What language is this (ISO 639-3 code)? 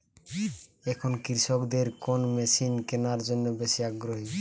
ben